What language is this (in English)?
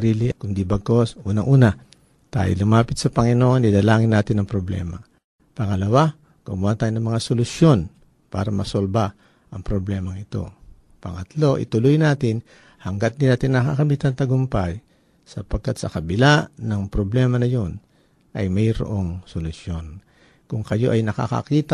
Filipino